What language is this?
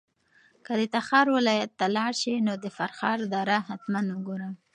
Pashto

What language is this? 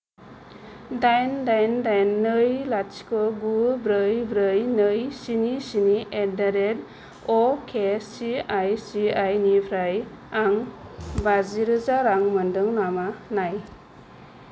Bodo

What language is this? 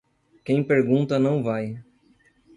Portuguese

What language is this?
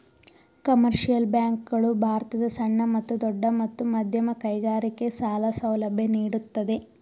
Kannada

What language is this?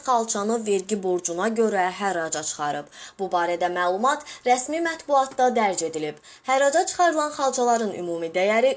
Azerbaijani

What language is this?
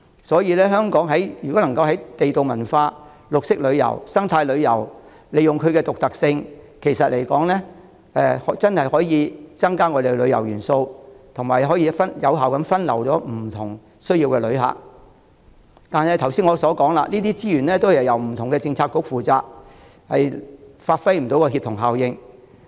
Cantonese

